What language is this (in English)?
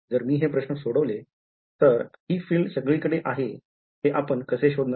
Marathi